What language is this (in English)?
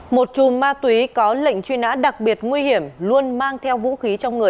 Vietnamese